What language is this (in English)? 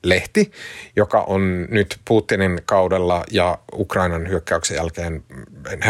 Finnish